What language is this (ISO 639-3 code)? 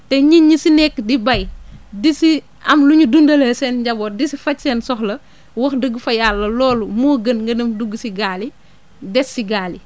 wol